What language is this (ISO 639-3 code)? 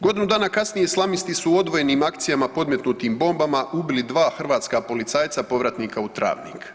hrv